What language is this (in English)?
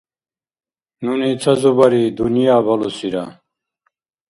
Dargwa